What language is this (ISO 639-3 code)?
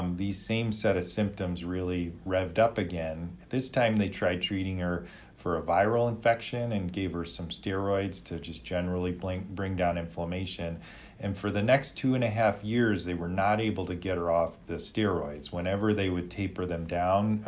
eng